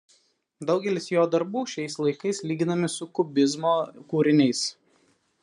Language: Lithuanian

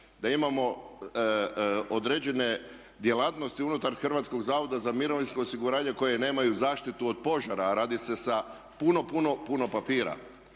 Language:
Croatian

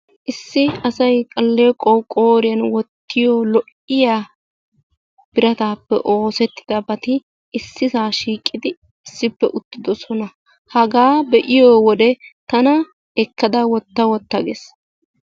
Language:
Wolaytta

